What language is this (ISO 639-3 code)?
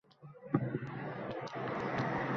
uzb